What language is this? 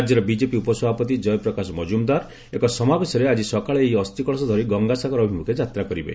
Odia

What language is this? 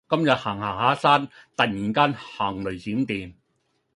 Cantonese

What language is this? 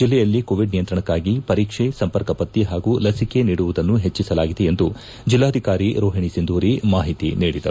Kannada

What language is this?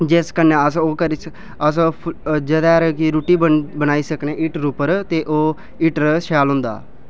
Dogri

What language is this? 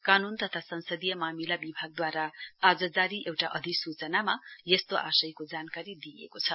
Nepali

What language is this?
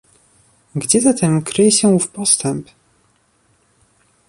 Polish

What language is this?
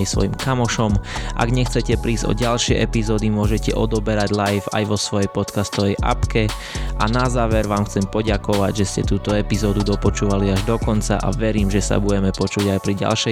Slovak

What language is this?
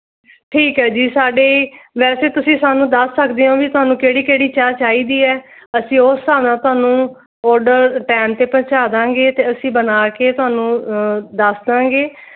Punjabi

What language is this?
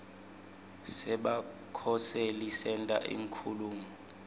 Swati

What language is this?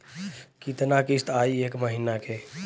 Bhojpuri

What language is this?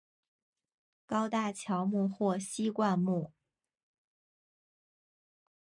Chinese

